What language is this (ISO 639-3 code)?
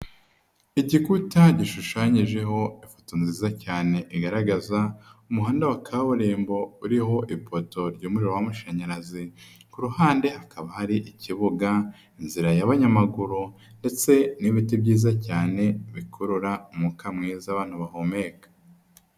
kin